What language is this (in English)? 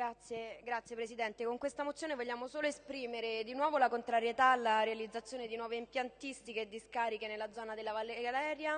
Italian